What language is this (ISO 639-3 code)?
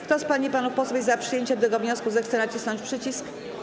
pol